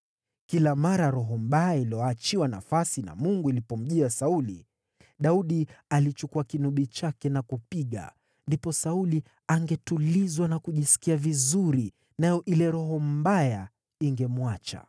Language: Swahili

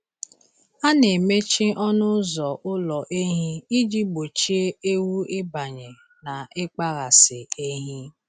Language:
Igbo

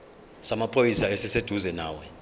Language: Zulu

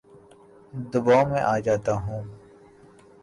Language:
Urdu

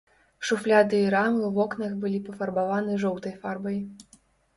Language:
Belarusian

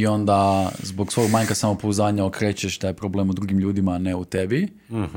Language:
Croatian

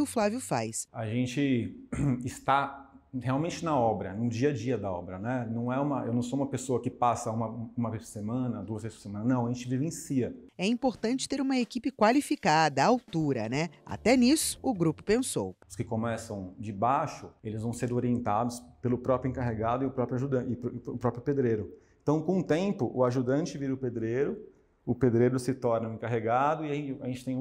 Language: Portuguese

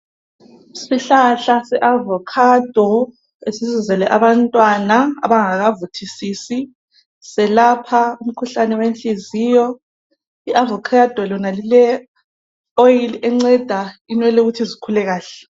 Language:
North Ndebele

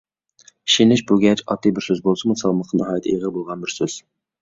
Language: Uyghur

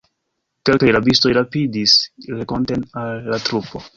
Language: Esperanto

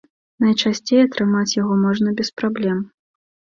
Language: Belarusian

